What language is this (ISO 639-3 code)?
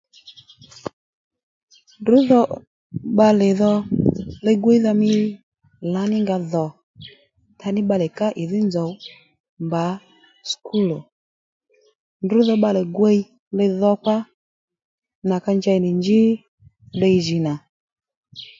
led